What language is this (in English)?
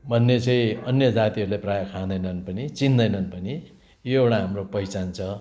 Nepali